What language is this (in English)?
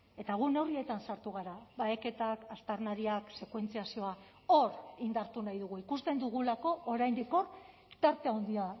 Basque